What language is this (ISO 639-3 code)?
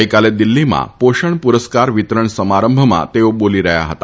guj